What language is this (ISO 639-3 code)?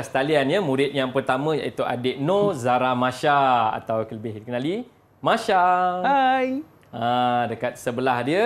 msa